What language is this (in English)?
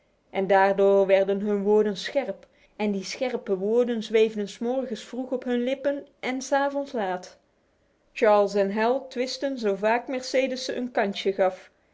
Dutch